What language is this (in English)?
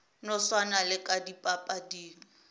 Northern Sotho